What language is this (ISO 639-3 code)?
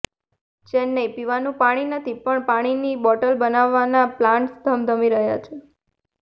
guj